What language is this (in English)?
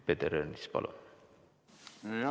Estonian